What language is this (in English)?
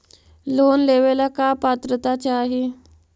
Magahi